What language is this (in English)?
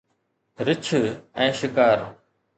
Sindhi